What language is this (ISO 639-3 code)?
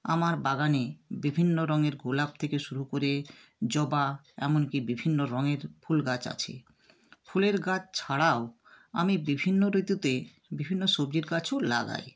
ben